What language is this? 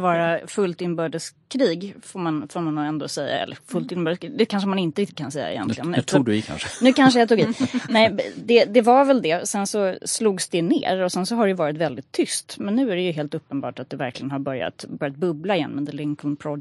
Swedish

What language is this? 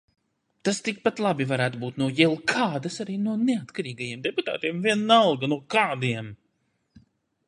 Latvian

